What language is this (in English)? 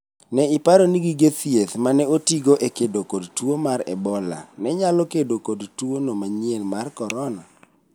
Luo (Kenya and Tanzania)